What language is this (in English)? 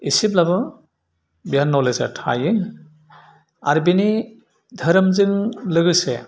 Bodo